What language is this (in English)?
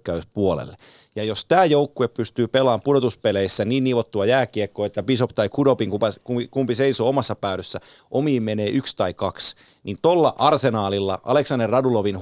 Finnish